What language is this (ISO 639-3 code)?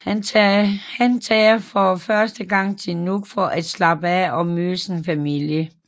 dan